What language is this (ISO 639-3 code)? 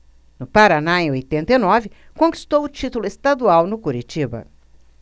por